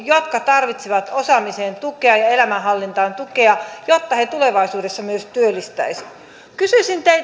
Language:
Finnish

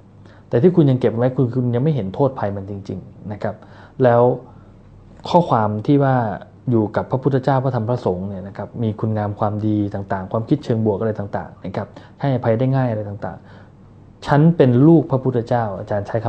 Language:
Thai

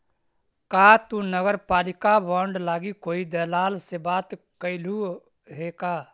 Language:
Magahi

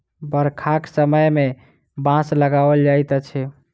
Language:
Maithili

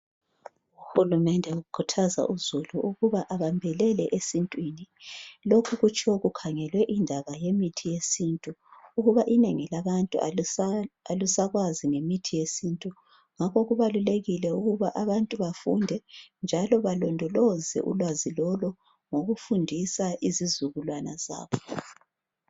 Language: North Ndebele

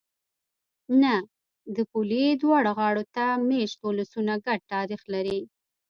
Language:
Pashto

